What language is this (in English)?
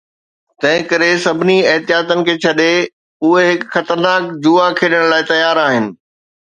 Sindhi